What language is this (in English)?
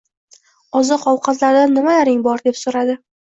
Uzbek